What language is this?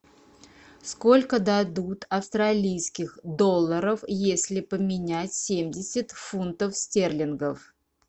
Russian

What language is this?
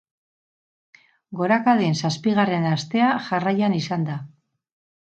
Basque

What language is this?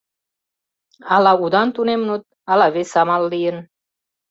Mari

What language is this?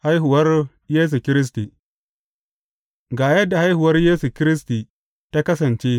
Hausa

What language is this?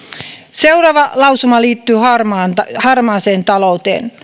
Finnish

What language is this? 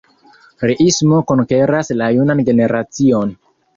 Esperanto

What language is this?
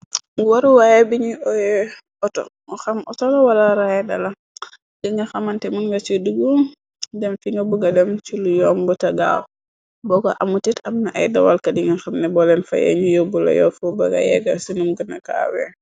Wolof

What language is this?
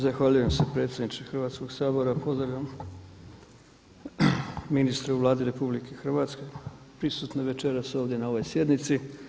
Croatian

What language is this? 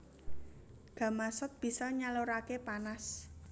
Javanese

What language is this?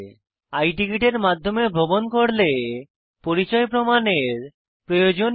Bangla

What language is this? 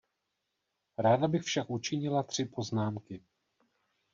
Czech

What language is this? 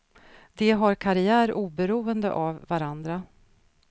Swedish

